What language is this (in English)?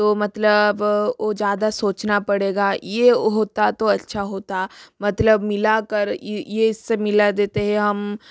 Hindi